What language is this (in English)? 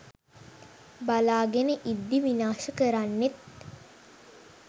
Sinhala